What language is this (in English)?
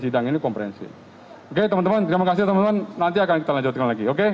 Indonesian